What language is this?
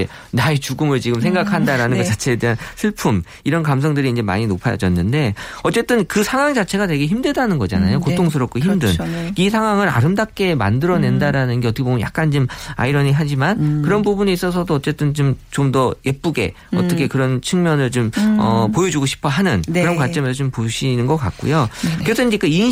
Korean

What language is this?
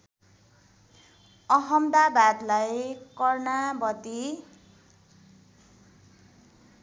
Nepali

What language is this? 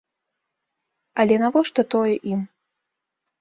Belarusian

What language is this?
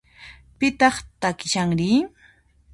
Puno Quechua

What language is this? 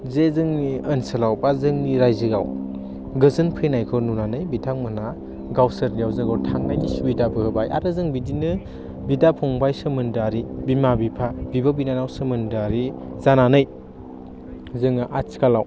Bodo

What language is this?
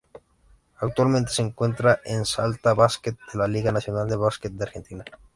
Spanish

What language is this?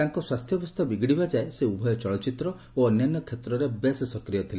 Odia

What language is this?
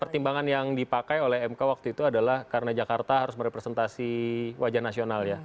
Indonesian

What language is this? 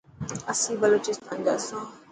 Dhatki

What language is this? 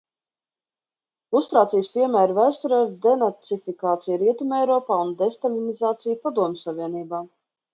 Latvian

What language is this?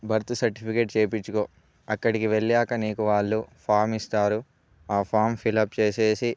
Telugu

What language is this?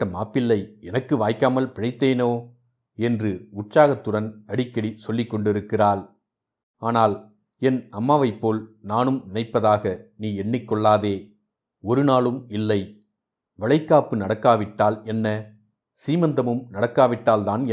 Tamil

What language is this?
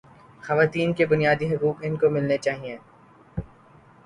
Urdu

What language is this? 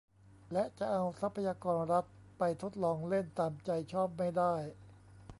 Thai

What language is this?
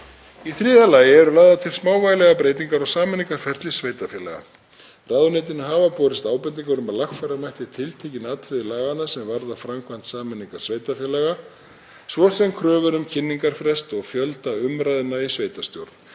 Icelandic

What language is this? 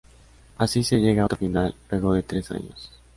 Spanish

